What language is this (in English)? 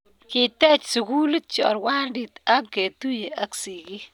Kalenjin